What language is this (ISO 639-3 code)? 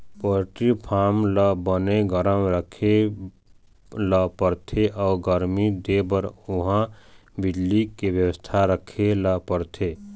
hne